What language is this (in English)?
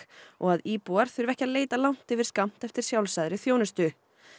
Icelandic